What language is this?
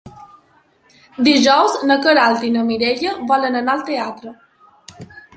Catalan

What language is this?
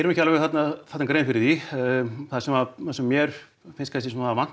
Icelandic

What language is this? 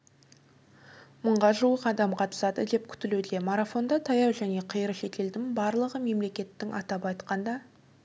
Kazakh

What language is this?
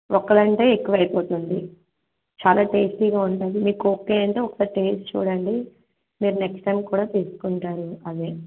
Telugu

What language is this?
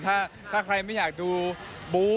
Thai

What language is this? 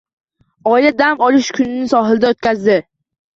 Uzbek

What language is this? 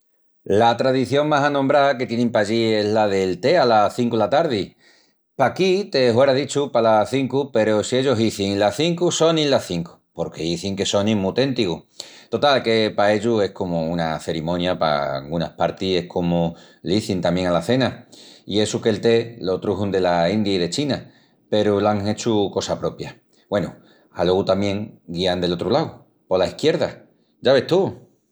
Extremaduran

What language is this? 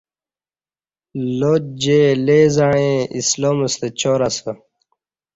Kati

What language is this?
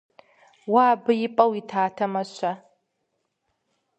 Kabardian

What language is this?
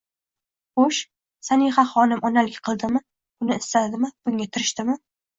Uzbek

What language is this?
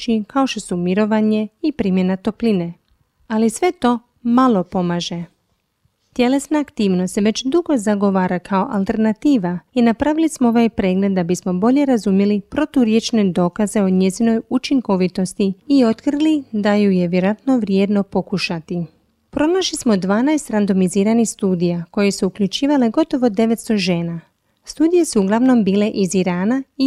Croatian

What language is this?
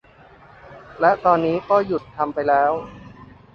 Thai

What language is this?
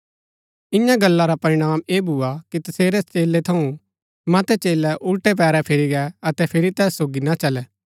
Gaddi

